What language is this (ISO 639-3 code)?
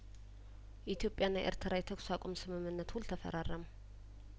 amh